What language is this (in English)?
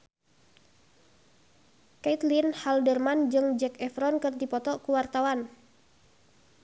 Sundanese